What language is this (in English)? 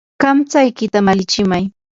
Yanahuanca Pasco Quechua